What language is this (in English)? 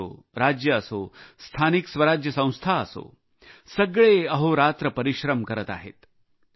Marathi